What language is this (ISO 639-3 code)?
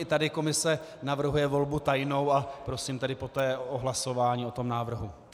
ces